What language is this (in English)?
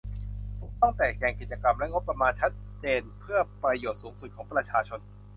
Thai